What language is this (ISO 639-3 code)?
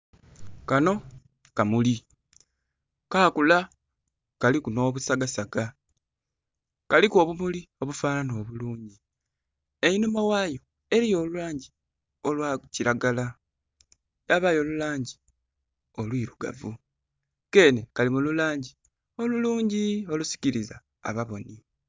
xog